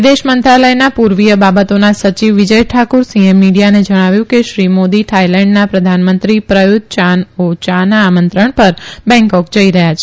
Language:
Gujarati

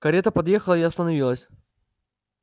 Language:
Russian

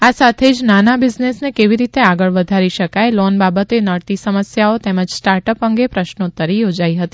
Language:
Gujarati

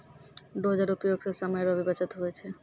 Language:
Maithili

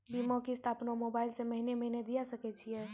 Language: Maithili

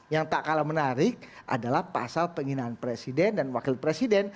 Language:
Indonesian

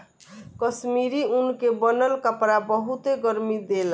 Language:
Bhojpuri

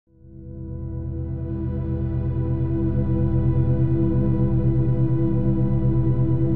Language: Indonesian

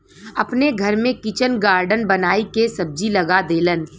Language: Bhojpuri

